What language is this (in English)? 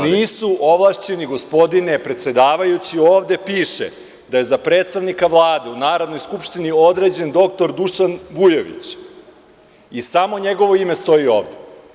Serbian